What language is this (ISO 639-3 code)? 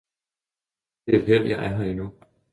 dan